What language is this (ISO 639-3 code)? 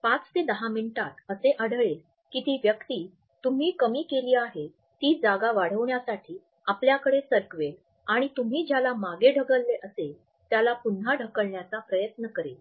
mar